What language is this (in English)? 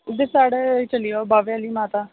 Dogri